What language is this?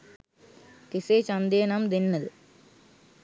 Sinhala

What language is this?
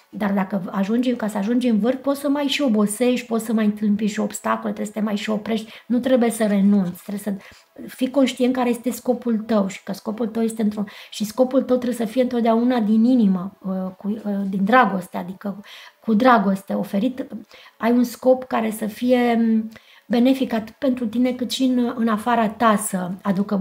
Romanian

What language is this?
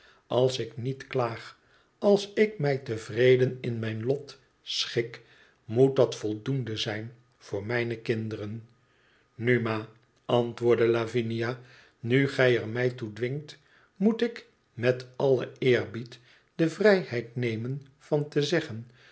Dutch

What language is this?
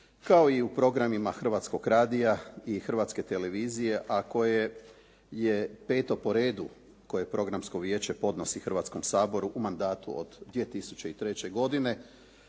Croatian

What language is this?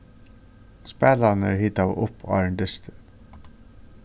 Faroese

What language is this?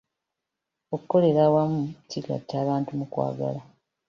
Ganda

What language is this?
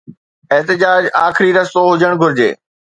Sindhi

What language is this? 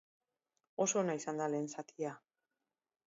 Basque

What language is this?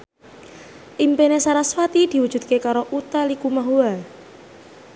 Javanese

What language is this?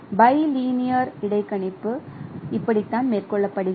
Tamil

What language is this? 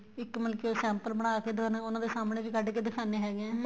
Punjabi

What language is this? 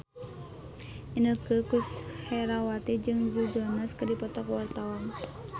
Sundanese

